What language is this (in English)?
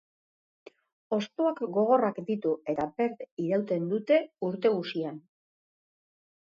Basque